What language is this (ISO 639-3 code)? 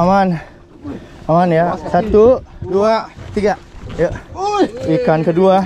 ind